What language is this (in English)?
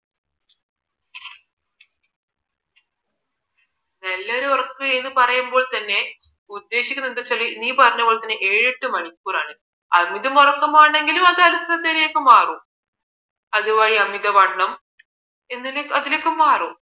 Malayalam